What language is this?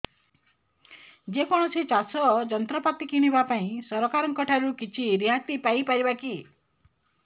Odia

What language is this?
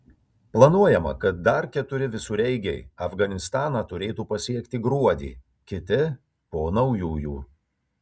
Lithuanian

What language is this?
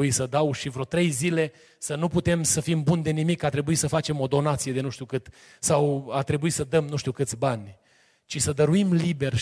Romanian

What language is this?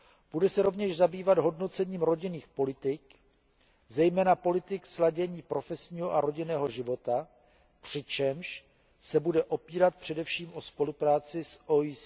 Czech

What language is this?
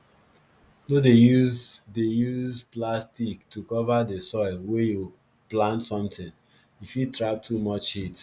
Nigerian Pidgin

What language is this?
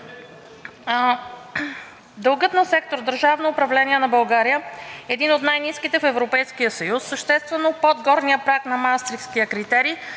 Bulgarian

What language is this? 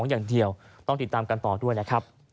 Thai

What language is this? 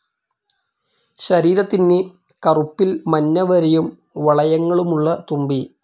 Malayalam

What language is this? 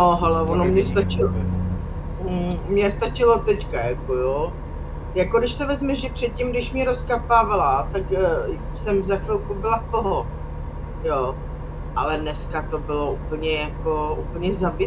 Czech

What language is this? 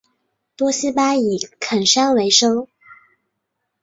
Chinese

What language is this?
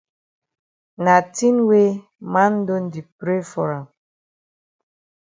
Cameroon Pidgin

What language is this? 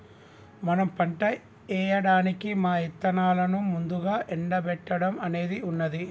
Telugu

